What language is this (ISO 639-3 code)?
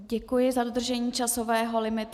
ces